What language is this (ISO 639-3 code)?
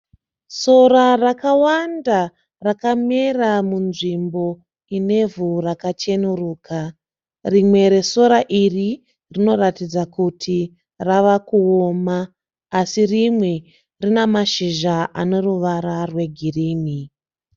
sna